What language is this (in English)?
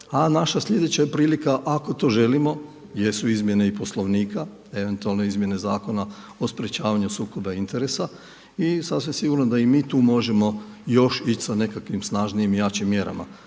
Croatian